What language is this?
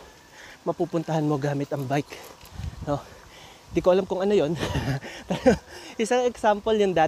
Filipino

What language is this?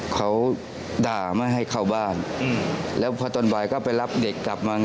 Thai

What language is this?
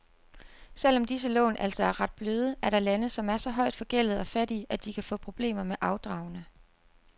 Danish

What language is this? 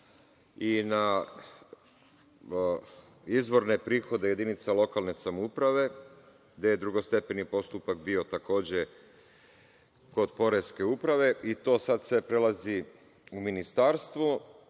Serbian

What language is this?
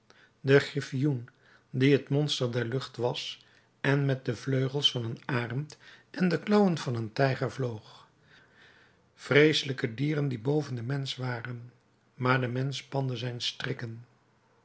Dutch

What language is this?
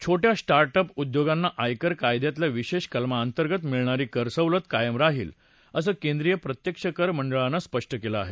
Marathi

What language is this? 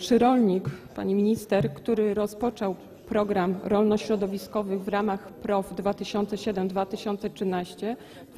Polish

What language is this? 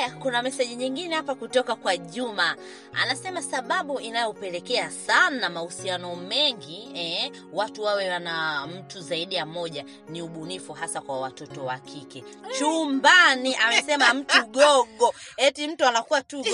Swahili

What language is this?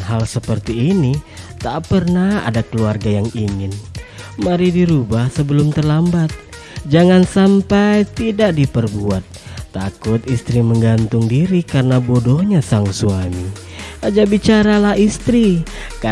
Indonesian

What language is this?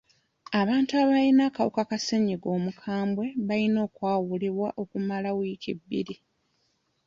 Ganda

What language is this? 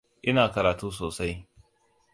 Hausa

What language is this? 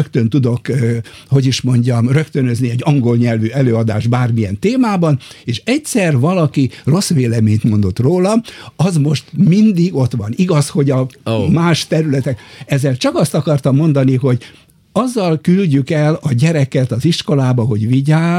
Hungarian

